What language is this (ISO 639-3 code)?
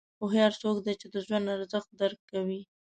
pus